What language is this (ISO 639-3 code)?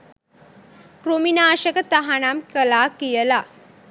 sin